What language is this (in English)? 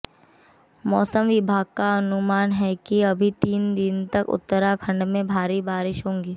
Hindi